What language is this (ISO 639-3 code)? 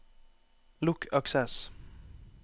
nor